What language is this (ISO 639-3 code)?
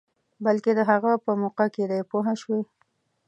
pus